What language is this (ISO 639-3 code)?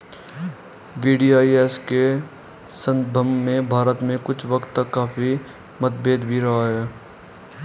hin